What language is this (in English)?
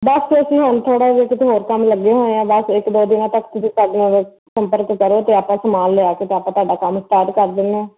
Punjabi